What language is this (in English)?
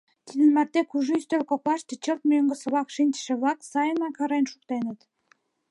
Mari